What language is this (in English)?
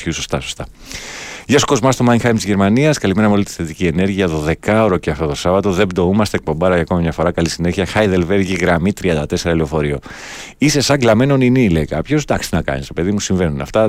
Greek